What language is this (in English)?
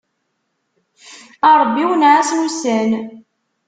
Kabyle